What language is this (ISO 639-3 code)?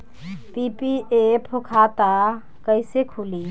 bho